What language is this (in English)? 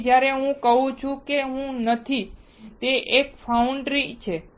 Gujarati